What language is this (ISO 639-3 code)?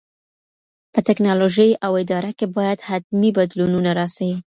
pus